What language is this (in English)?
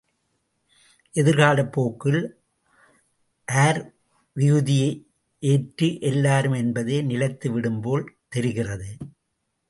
Tamil